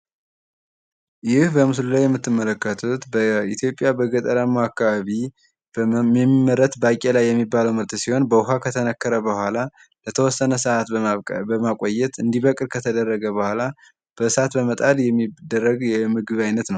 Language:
Amharic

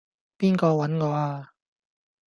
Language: Cantonese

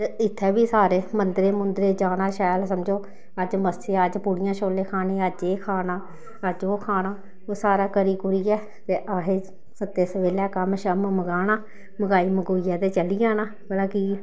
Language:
Dogri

